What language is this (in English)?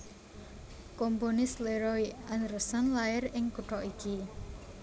Javanese